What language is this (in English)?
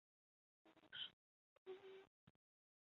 Chinese